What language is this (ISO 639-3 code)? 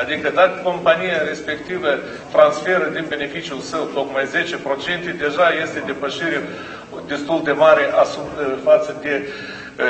ron